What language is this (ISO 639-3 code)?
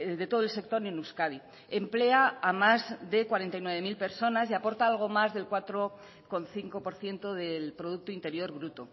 spa